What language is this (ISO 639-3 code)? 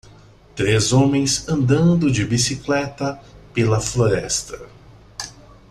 por